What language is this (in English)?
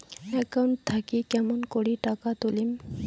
Bangla